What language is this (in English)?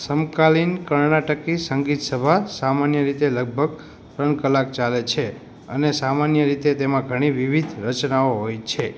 Gujarati